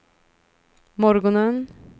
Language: Swedish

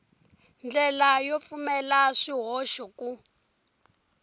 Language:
Tsonga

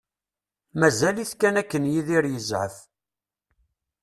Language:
Kabyle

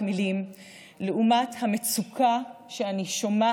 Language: Hebrew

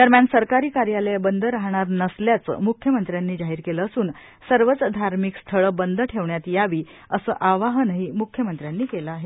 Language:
Marathi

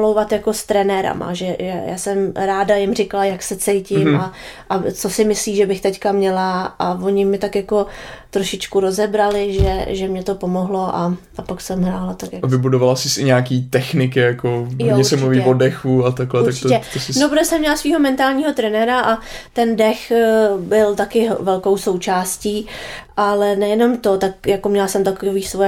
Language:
Czech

